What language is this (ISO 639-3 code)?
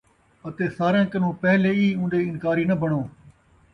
skr